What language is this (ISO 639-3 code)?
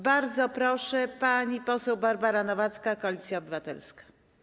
pol